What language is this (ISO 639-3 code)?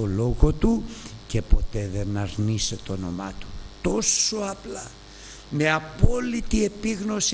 ell